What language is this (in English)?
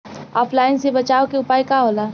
Bhojpuri